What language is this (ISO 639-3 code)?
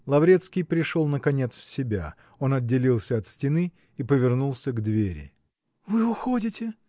rus